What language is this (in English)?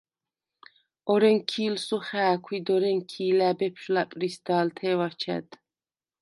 Svan